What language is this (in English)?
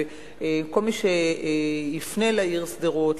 Hebrew